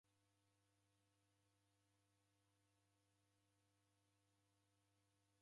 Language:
Taita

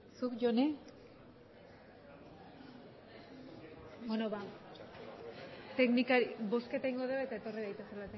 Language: Basque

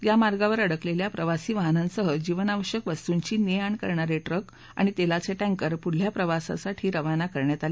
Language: Marathi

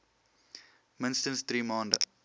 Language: Afrikaans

